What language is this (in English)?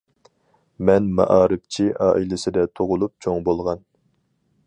Uyghur